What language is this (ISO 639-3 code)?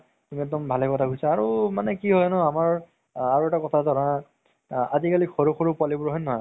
asm